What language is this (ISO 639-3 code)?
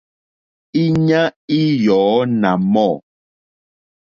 bri